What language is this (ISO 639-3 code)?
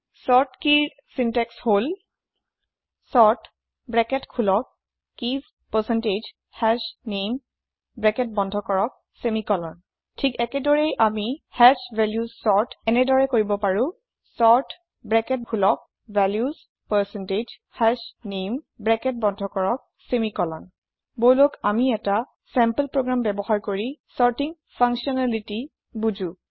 asm